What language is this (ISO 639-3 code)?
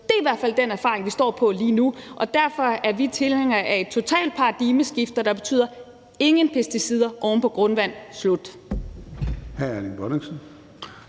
dan